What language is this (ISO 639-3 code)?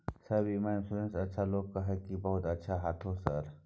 mai